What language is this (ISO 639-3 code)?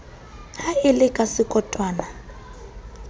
sot